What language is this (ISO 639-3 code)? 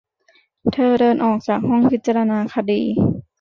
tha